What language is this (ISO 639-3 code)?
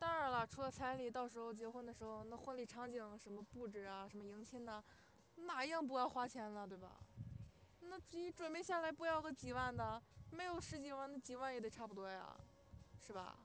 zho